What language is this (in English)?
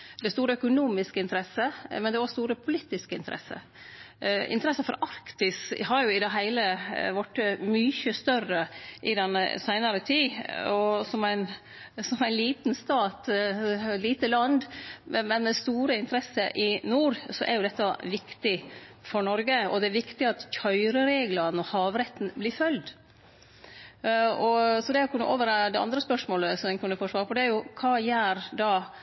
Norwegian Nynorsk